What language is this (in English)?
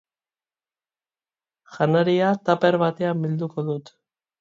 Basque